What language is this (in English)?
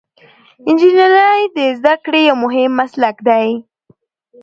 Pashto